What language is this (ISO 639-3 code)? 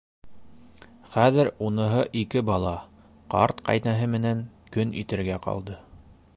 bak